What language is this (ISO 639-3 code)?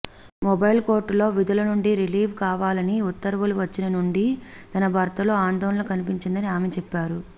tel